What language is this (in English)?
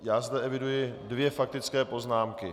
Czech